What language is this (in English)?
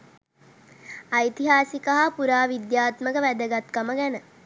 Sinhala